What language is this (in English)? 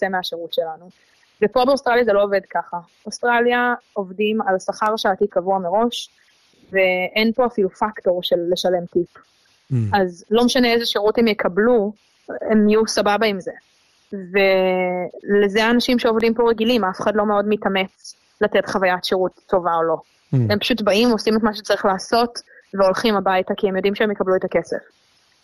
Hebrew